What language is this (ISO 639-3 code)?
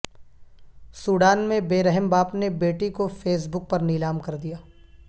urd